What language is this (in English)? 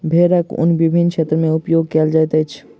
Maithili